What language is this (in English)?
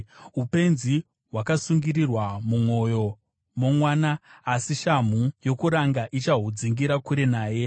Shona